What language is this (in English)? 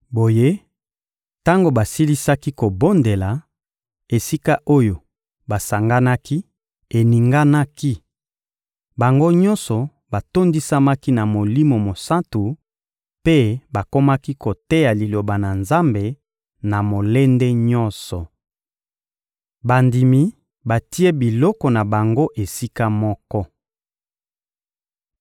Lingala